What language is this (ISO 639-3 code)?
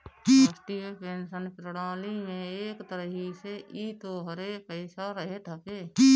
bho